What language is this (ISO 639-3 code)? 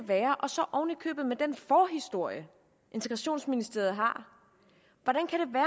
dan